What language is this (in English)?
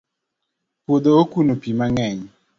Luo (Kenya and Tanzania)